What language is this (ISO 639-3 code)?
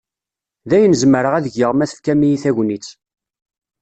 kab